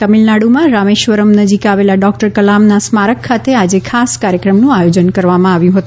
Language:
Gujarati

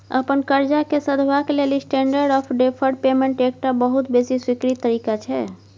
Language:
Maithili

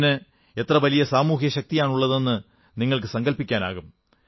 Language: Malayalam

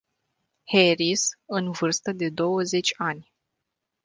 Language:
Romanian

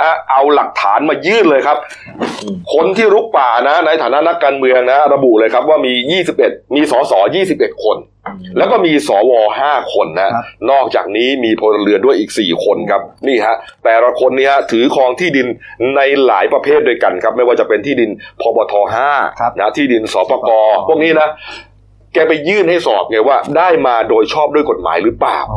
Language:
Thai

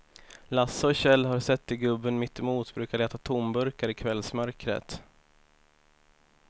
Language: Swedish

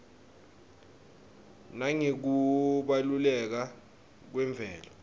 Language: Swati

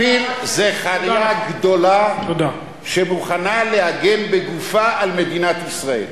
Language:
Hebrew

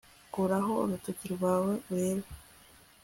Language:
Kinyarwanda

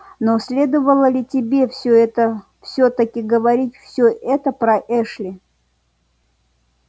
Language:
Russian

